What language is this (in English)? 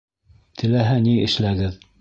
Bashkir